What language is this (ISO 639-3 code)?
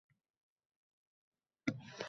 uzb